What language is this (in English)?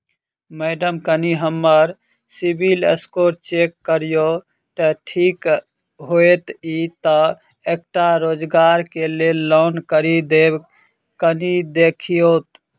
Maithili